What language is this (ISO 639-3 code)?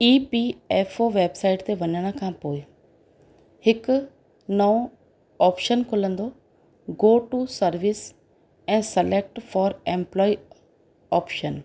snd